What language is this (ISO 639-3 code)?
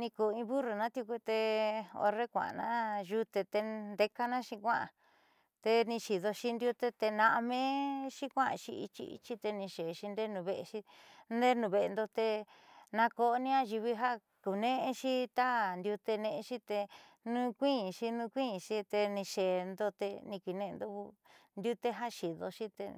mxy